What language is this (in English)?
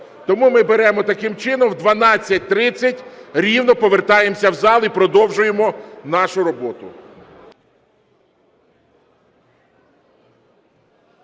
Ukrainian